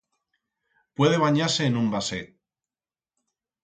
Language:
Aragonese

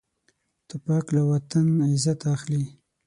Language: Pashto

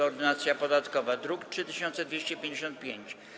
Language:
Polish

